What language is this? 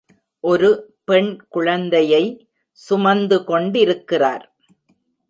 Tamil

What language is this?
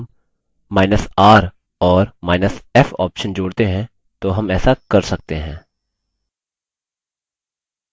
Hindi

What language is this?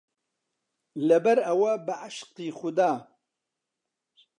Central Kurdish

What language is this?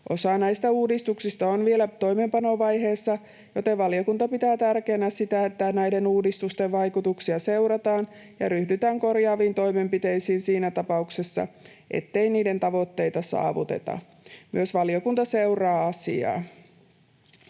Finnish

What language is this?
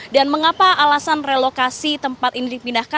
Indonesian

